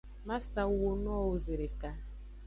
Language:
Aja (Benin)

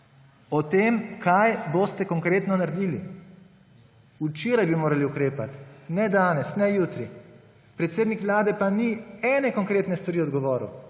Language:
Slovenian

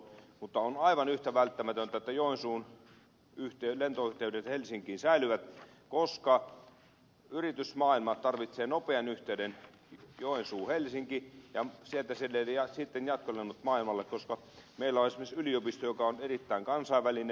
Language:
Finnish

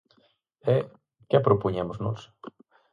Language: Galician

